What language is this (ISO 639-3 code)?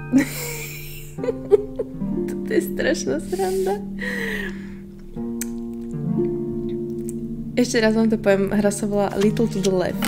pol